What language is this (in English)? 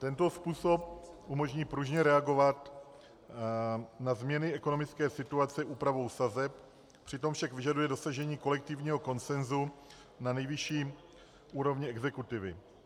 Czech